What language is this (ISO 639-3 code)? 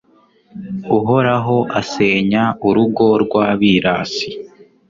kin